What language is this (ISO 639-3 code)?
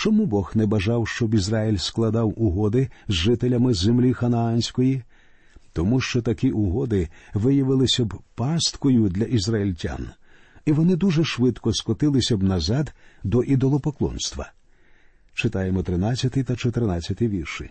ukr